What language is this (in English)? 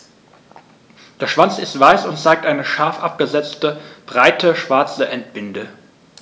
German